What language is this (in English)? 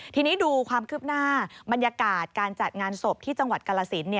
Thai